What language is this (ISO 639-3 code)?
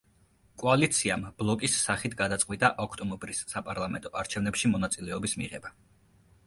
kat